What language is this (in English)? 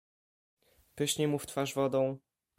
Polish